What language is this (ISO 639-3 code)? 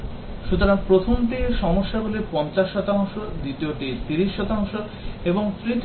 ben